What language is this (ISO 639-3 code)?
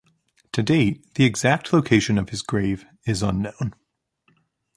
eng